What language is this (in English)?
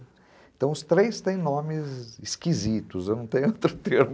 Portuguese